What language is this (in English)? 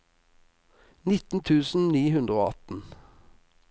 Norwegian